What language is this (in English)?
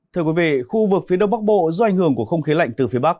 Vietnamese